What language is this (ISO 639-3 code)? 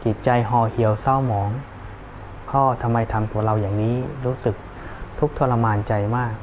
tha